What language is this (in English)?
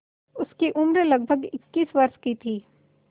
Hindi